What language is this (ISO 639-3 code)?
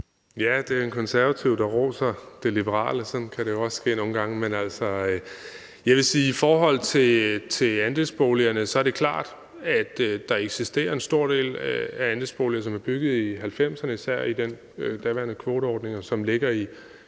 dan